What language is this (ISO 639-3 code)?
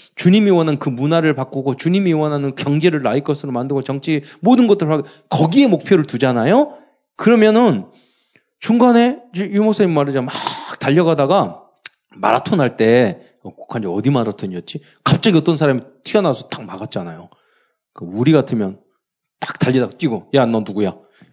kor